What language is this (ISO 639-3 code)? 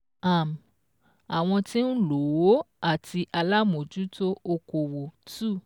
yor